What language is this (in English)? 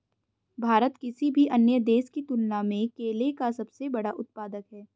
Hindi